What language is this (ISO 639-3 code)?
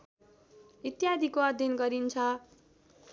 nep